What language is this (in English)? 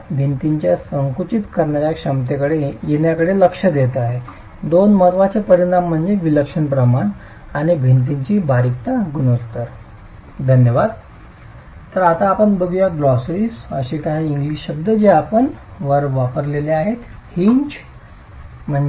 Marathi